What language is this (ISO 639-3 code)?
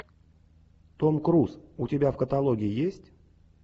rus